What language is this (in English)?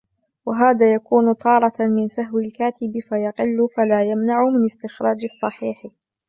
Arabic